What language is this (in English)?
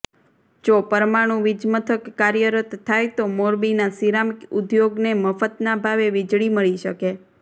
Gujarati